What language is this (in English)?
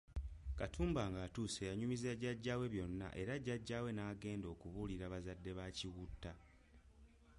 Ganda